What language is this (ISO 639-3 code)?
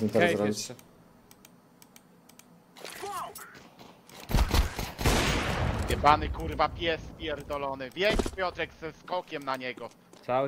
pol